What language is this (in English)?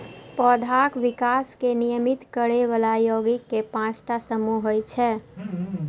Maithili